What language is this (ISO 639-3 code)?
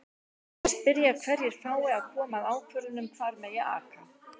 isl